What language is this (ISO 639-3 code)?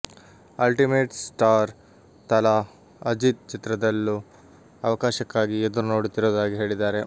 kan